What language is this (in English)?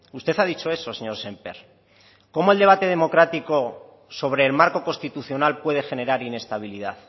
Spanish